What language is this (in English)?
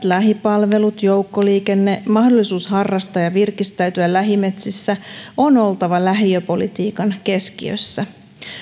Finnish